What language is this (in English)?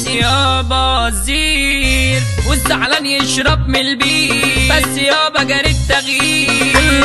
Arabic